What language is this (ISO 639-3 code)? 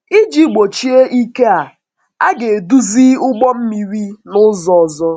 ibo